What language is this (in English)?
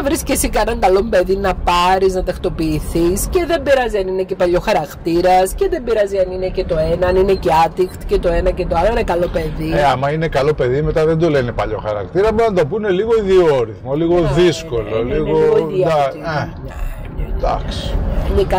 Greek